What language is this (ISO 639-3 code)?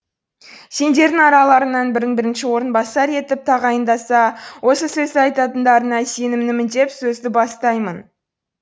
kaz